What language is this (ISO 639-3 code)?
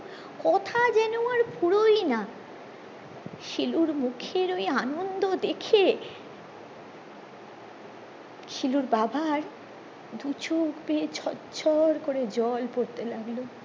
ben